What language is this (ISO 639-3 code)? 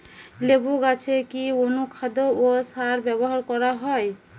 ben